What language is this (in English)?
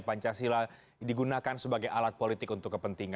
Indonesian